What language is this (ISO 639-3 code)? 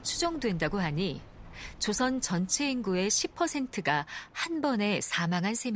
kor